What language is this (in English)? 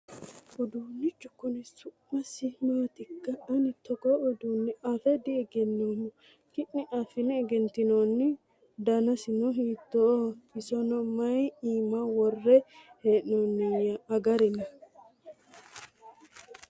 Sidamo